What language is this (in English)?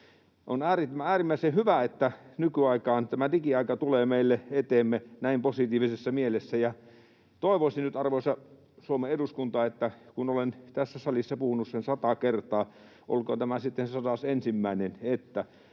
Finnish